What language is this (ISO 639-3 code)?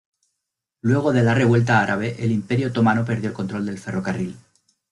spa